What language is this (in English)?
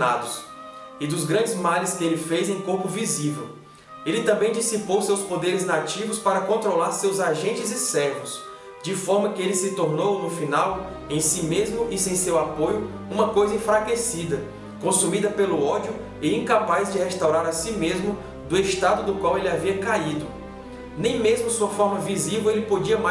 Portuguese